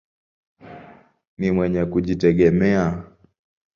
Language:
Swahili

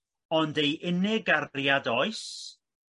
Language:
Welsh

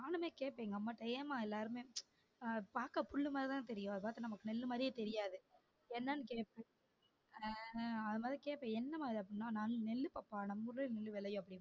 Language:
Tamil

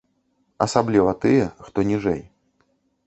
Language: Belarusian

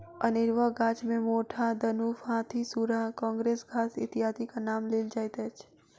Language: Maithili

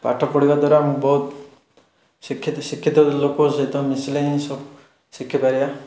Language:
Odia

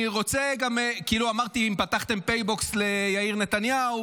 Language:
Hebrew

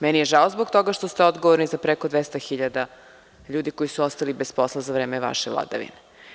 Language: Serbian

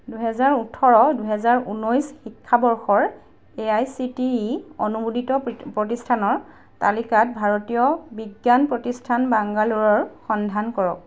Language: Assamese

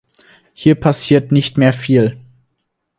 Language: German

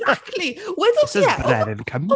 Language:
Welsh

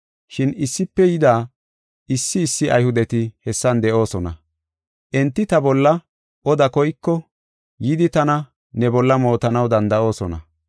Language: Gofa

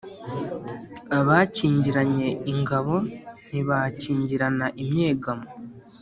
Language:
Kinyarwanda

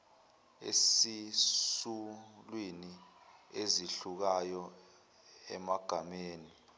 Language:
Zulu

